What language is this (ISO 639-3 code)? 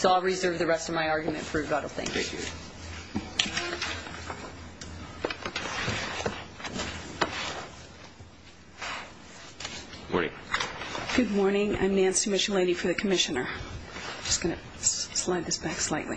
eng